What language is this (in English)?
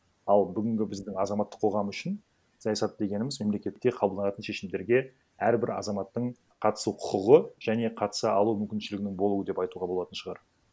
Kazakh